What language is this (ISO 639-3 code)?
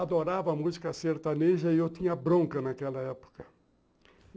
por